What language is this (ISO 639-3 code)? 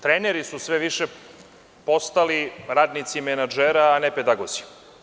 srp